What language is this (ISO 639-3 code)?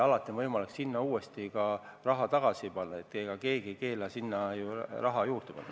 est